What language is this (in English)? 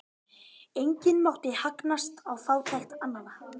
Icelandic